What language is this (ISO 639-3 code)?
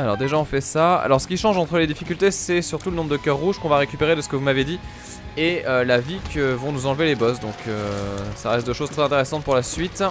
fra